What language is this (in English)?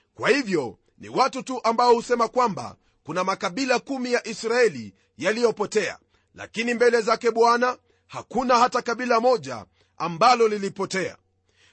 Swahili